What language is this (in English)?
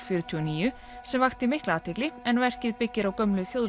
Icelandic